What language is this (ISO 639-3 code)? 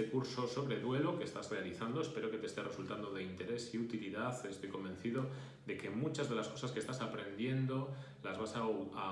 spa